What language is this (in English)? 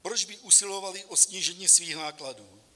Czech